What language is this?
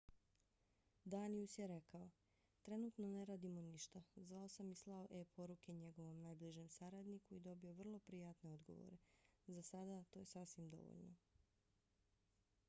Bosnian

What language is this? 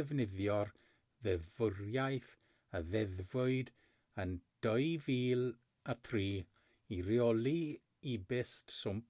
Welsh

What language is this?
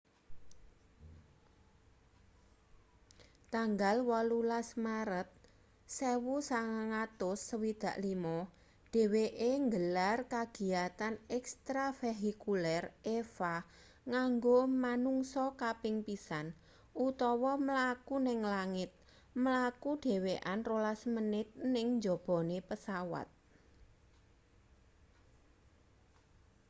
Javanese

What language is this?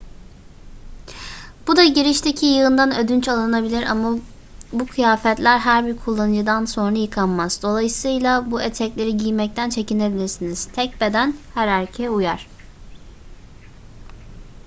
Turkish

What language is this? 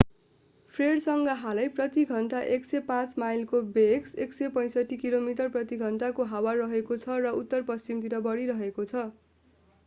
Nepali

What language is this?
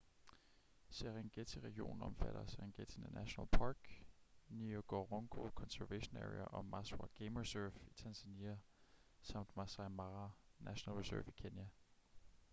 Danish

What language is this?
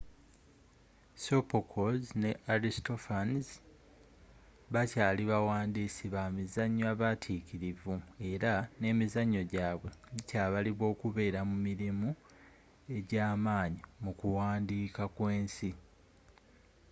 Ganda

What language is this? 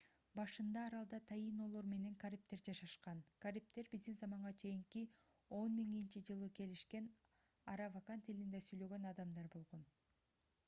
Kyrgyz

